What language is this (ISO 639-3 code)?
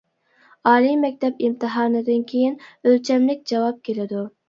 uig